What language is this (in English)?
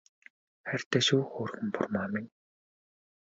Mongolian